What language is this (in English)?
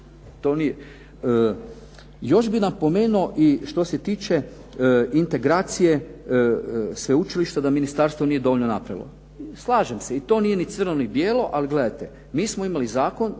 Croatian